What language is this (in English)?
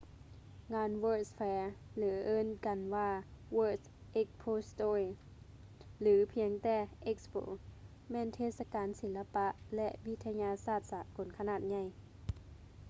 Lao